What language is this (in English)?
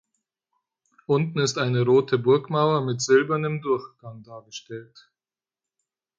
German